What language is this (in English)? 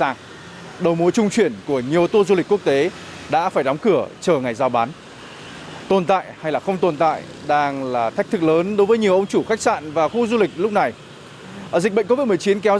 Vietnamese